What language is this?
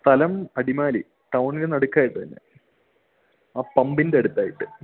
Malayalam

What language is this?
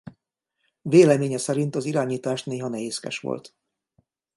Hungarian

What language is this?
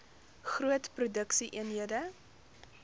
Afrikaans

